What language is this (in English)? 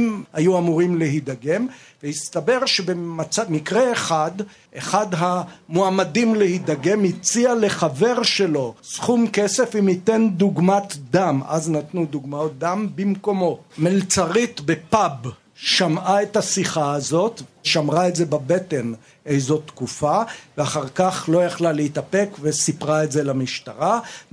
Hebrew